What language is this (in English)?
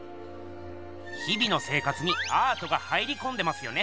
Japanese